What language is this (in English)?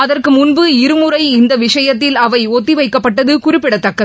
Tamil